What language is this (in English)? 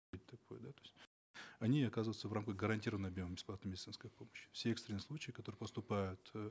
Kazakh